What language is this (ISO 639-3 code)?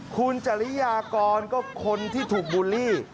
tha